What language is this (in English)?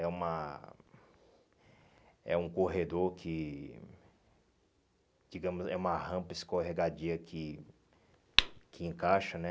Portuguese